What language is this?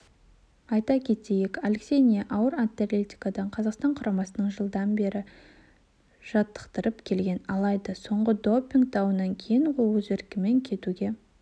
Kazakh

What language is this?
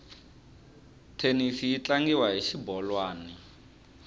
Tsonga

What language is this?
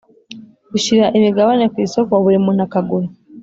Kinyarwanda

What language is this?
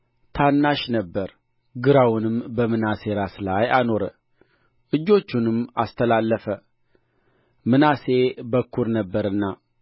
Amharic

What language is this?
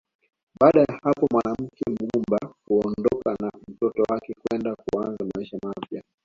Swahili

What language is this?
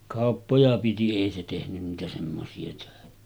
Finnish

